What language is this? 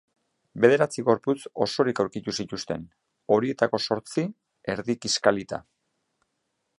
Basque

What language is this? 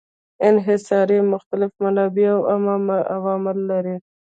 Pashto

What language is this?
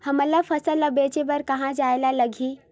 Chhattisgarhi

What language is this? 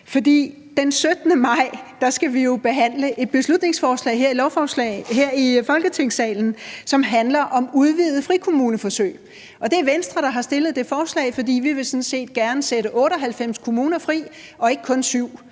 Danish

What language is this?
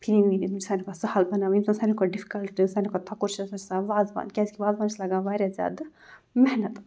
Kashmiri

